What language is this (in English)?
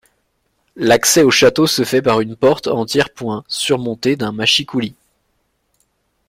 French